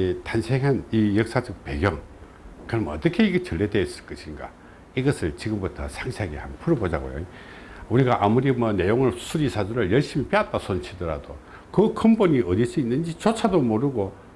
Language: Korean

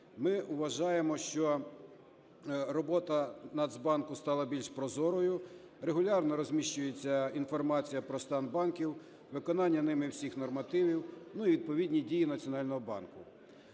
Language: Ukrainian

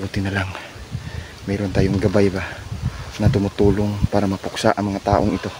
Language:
Filipino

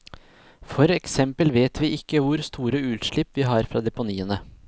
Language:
Norwegian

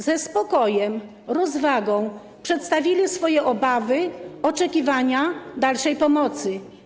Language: Polish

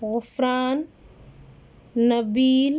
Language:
Urdu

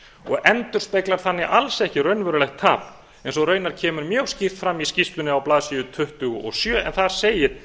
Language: Icelandic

